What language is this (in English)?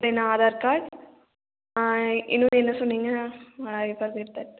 Tamil